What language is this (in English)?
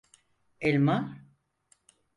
Turkish